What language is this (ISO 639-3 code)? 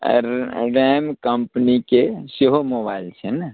mai